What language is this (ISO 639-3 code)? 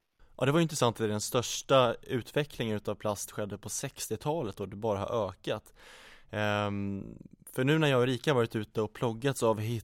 swe